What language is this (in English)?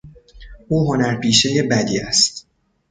Persian